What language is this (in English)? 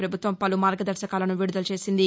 Telugu